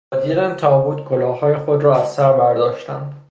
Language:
Persian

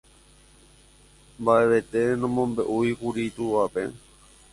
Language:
Guarani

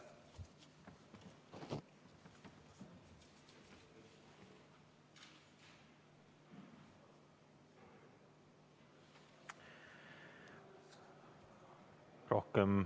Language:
Estonian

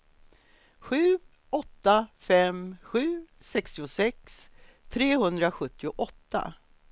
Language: Swedish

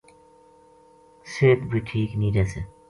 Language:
Gujari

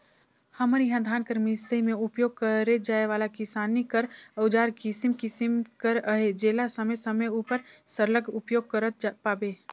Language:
Chhattisgarhi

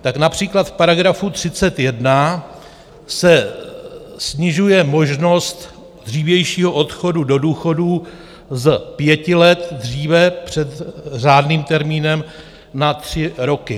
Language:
Czech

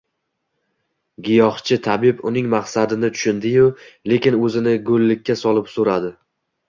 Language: Uzbek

